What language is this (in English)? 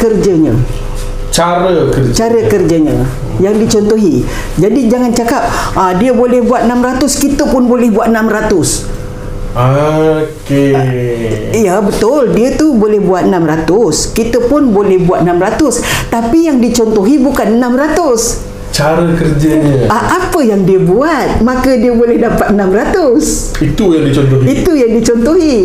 Malay